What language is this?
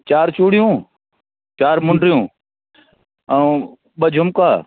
Sindhi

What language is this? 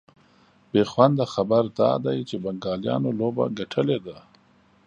Pashto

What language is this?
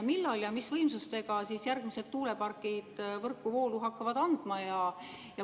Estonian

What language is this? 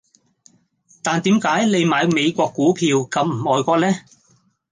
Cantonese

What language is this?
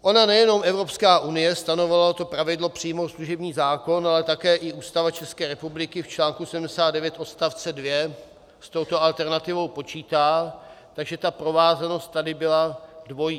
Czech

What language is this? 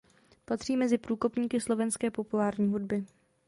Czech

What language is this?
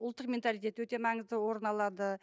Kazakh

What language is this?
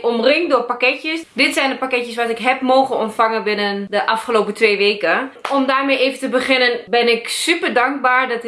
Dutch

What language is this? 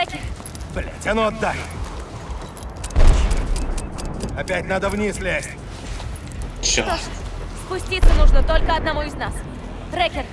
Russian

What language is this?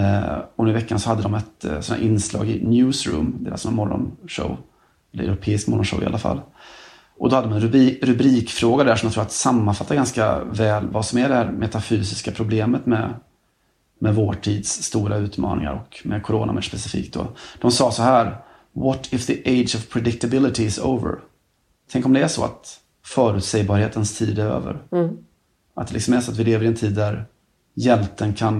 Swedish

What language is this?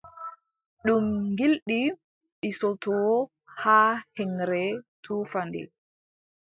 Adamawa Fulfulde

